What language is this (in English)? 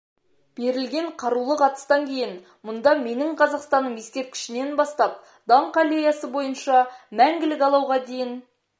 Kazakh